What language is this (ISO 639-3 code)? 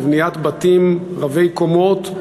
heb